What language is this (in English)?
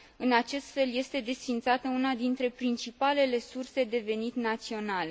Romanian